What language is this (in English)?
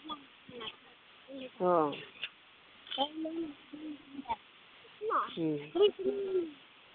Bodo